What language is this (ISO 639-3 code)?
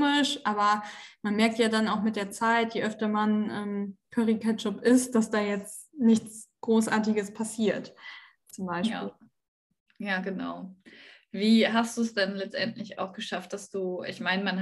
deu